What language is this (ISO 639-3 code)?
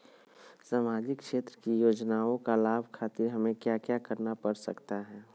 mag